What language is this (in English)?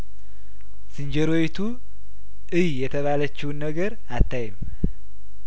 Amharic